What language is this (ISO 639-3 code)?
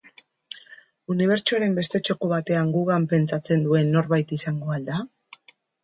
eus